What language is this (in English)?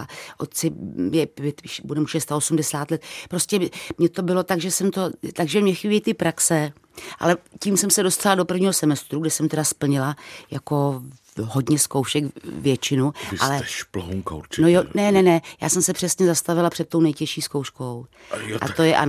Czech